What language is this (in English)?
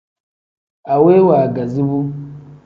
Tem